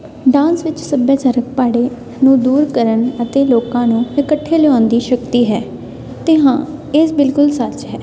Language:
Punjabi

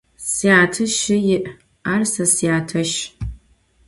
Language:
Adyghe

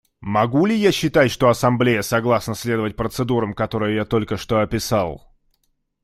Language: Russian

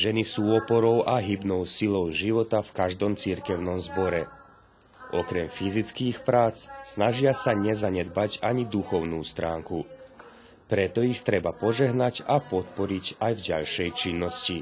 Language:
Slovak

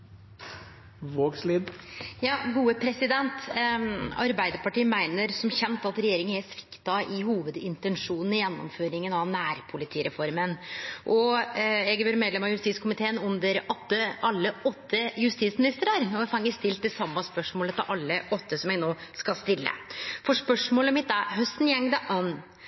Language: Norwegian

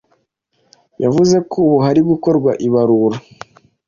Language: Kinyarwanda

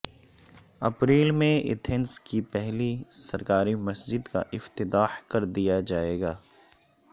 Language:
Urdu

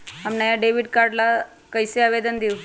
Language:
Magahi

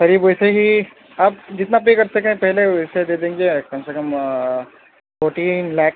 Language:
Urdu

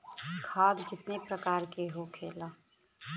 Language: Bhojpuri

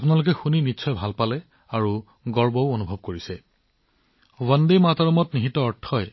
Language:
Assamese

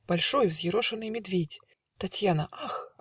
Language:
Russian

